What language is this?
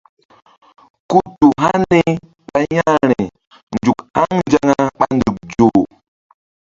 Mbum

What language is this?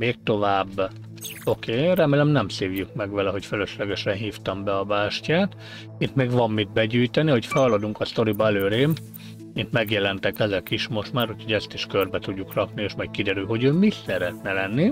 Hungarian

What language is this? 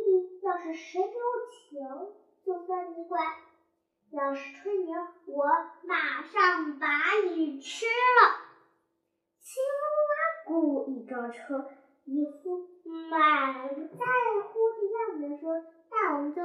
Chinese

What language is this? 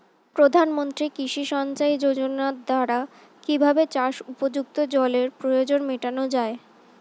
Bangla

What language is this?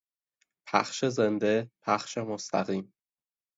Persian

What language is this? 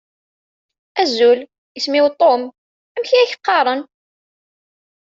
Kabyle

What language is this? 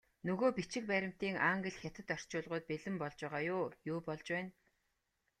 Mongolian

